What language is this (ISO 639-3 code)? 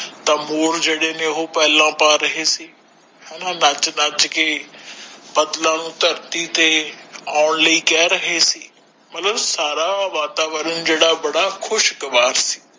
pan